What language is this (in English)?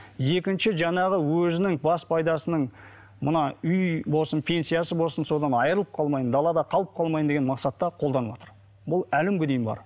Kazakh